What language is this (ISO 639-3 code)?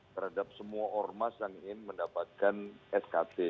ind